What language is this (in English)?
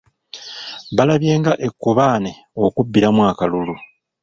Ganda